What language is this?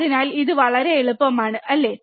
Malayalam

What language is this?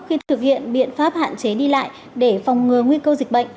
Vietnamese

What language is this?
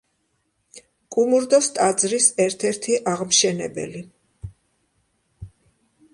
Georgian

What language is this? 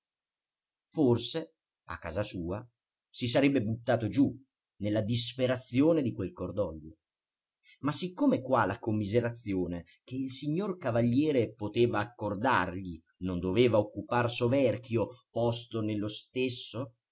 Italian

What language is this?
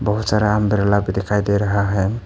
Hindi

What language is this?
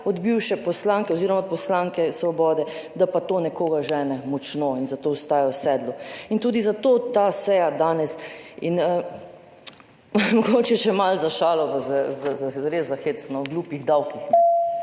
Slovenian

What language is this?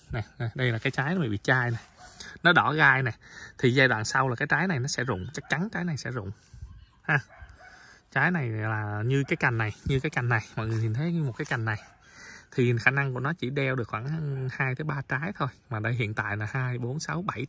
Vietnamese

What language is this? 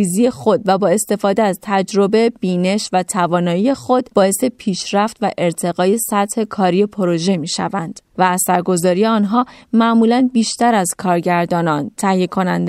Persian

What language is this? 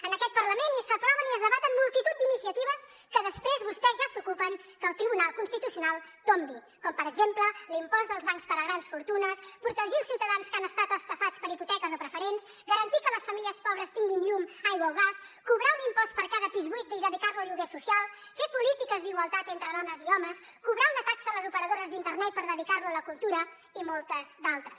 Catalan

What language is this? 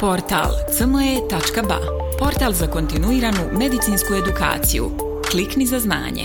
Croatian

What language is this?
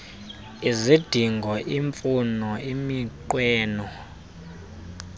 Xhosa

